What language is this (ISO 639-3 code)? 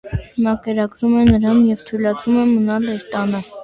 hye